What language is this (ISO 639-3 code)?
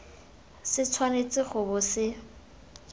tsn